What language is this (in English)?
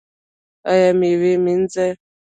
Pashto